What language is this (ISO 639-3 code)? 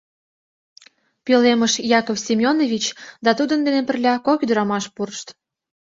chm